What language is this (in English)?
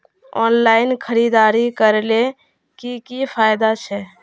Magahi